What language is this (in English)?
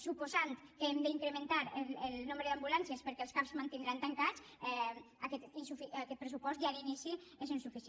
Catalan